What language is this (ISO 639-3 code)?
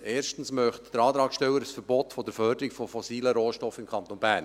gsw